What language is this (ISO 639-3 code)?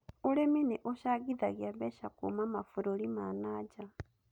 kik